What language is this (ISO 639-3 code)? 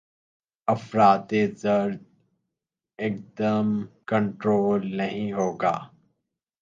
urd